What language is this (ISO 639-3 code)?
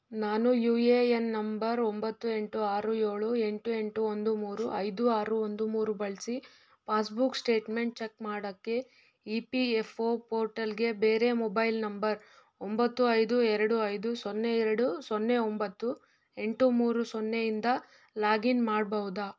kan